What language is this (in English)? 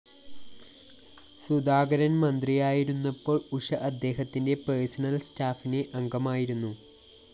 Malayalam